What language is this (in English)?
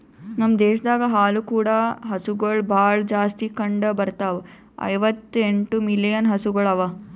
Kannada